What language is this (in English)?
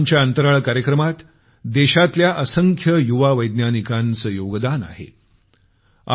Marathi